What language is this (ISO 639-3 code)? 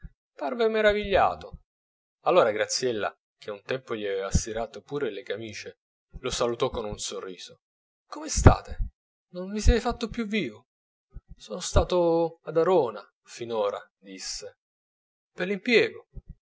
ita